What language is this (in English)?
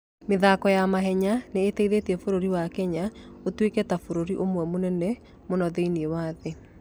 Kikuyu